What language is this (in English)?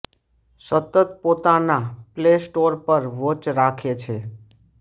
Gujarati